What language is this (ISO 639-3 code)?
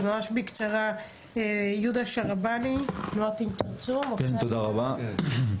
heb